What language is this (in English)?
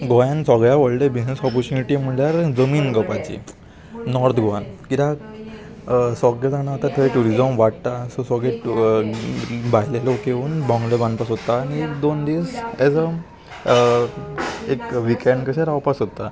Konkani